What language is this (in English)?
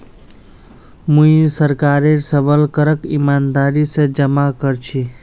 Magahi